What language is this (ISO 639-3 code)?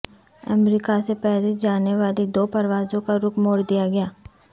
urd